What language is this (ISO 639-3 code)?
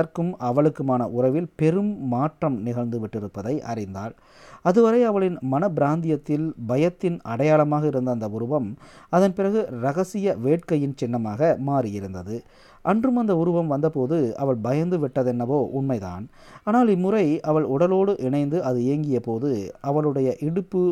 tam